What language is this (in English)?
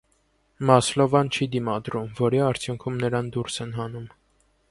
Armenian